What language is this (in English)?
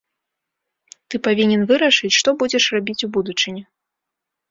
Belarusian